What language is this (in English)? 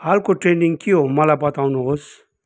Nepali